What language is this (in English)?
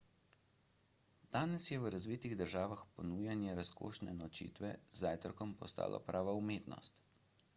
Slovenian